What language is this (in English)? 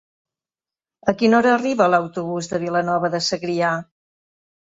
Catalan